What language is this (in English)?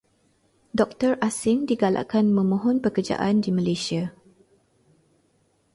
Malay